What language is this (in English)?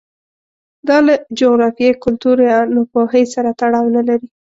Pashto